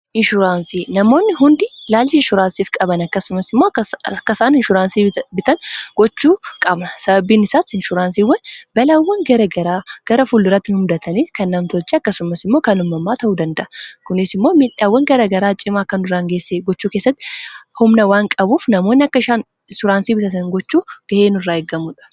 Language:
Oromo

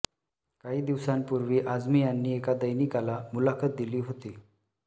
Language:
Marathi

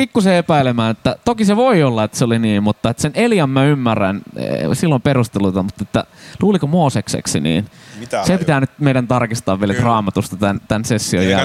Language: Finnish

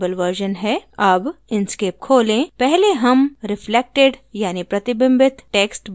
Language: Hindi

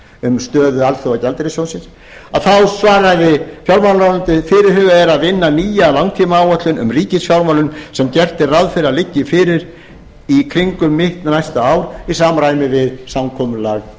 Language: Icelandic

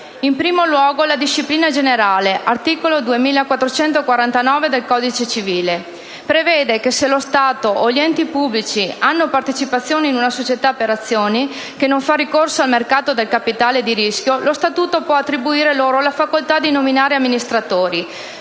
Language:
Italian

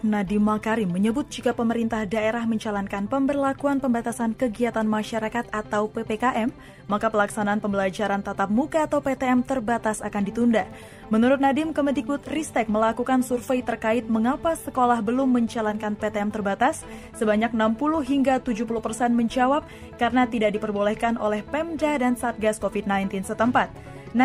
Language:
Indonesian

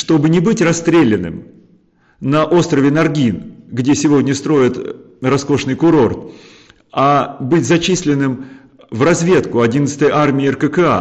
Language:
Russian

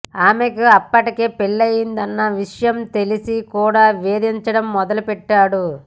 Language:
Telugu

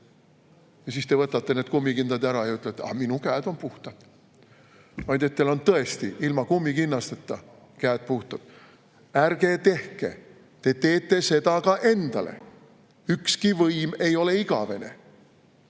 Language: Estonian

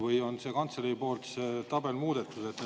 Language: Estonian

